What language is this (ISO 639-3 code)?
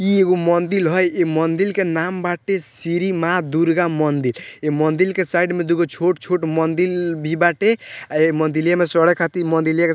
bho